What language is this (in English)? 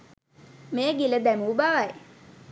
Sinhala